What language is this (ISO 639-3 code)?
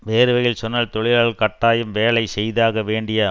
tam